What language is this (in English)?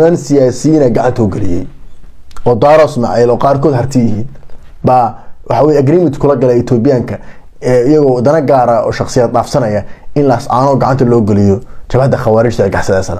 Arabic